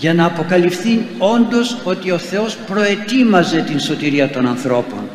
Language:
Greek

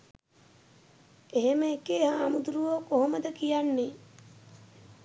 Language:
Sinhala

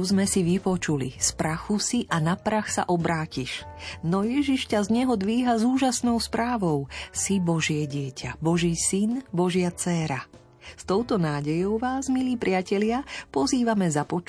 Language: Slovak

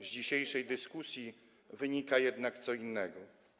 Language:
Polish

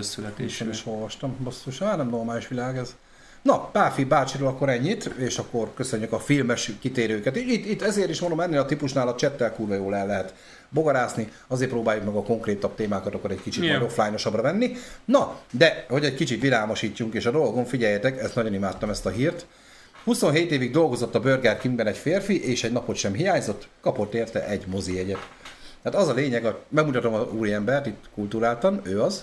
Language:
Hungarian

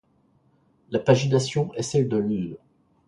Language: French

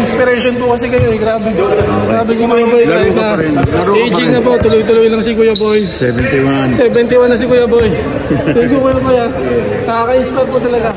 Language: Filipino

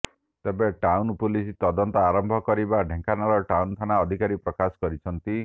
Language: Odia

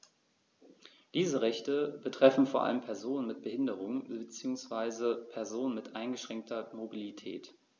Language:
German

